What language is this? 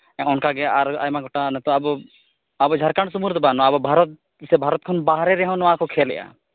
Santali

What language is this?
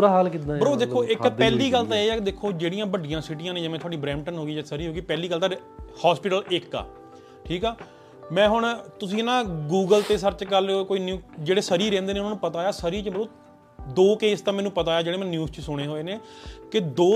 Punjabi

